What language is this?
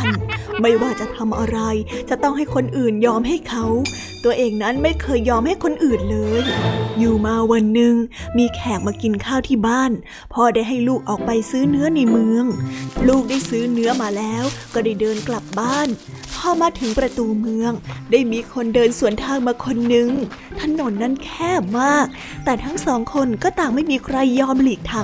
Thai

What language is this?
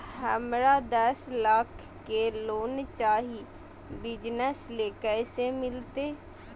Magahi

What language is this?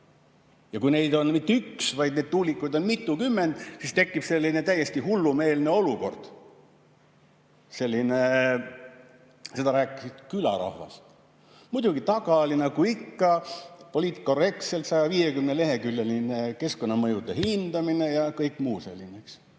Estonian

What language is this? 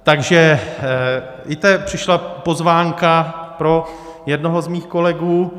Czech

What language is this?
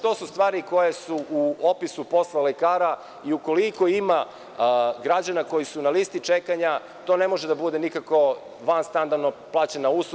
Serbian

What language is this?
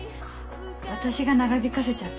Japanese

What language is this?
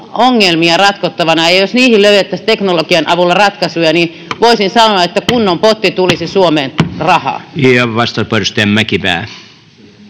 Finnish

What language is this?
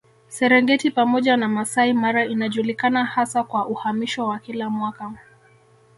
Swahili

